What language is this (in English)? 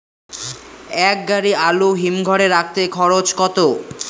Bangla